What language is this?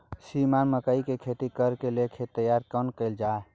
Maithili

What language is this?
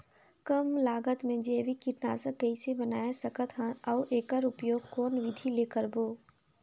Chhattisgarhi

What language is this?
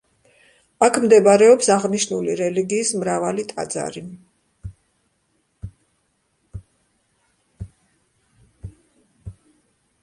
Georgian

